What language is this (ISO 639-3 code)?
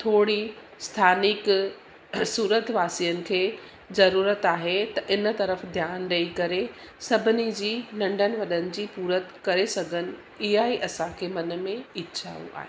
snd